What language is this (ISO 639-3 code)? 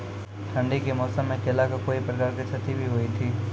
mai